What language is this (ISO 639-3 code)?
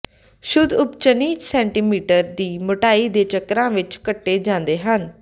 pan